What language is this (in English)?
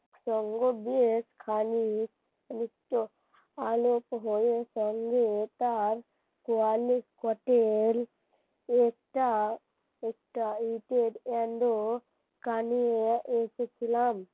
Bangla